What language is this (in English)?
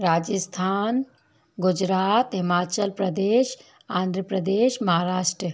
Hindi